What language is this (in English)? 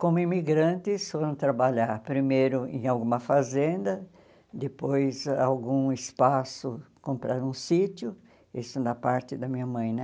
Portuguese